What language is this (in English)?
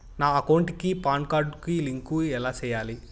Telugu